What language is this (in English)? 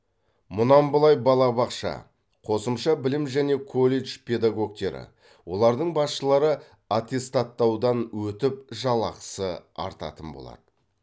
Kazakh